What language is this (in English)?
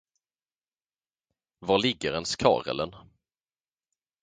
Swedish